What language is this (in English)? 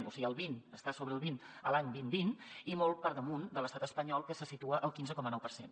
Catalan